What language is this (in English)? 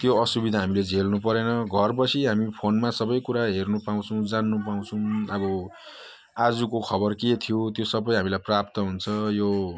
Nepali